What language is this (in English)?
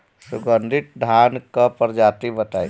Bhojpuri